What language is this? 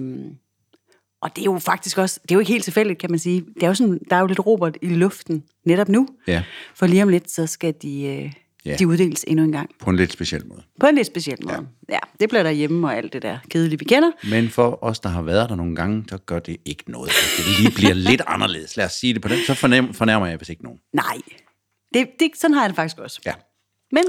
Danish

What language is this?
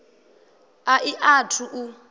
Venda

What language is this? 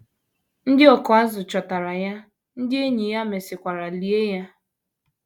Igbo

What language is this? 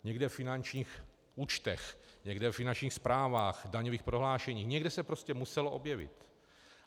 Czech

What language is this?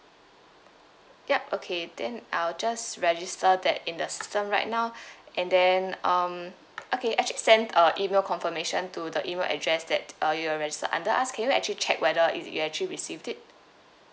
English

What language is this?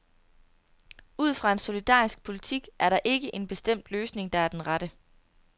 Danish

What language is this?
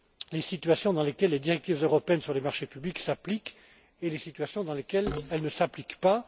French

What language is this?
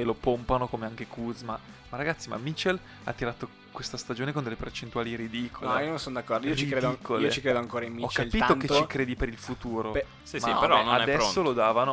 Italian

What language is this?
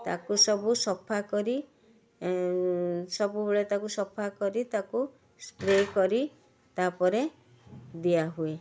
Odia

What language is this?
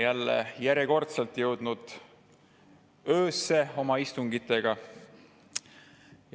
Estonian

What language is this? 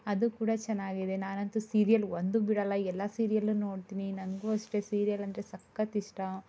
Kannada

